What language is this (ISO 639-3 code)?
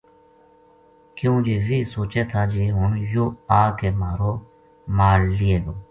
gju